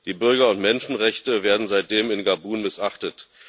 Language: German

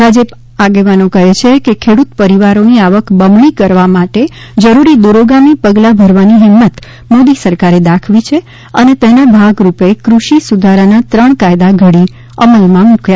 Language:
Gujarati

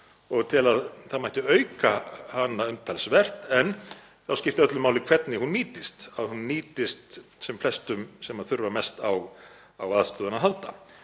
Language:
Icelandic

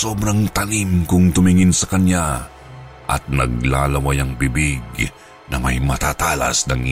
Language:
Filipino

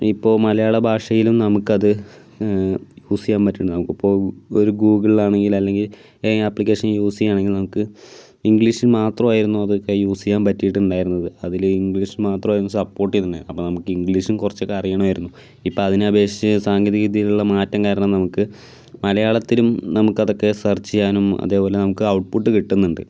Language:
Malayalam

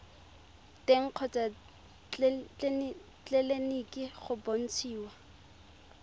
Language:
Tswana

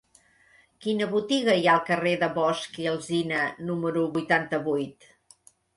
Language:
Catalan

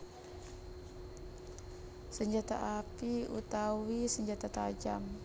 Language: Javanese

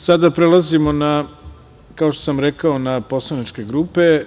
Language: Serbian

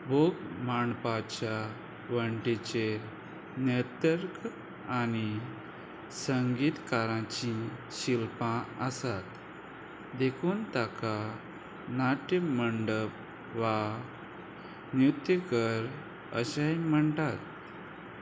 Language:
Konkani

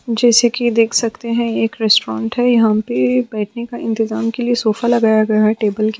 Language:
Hindi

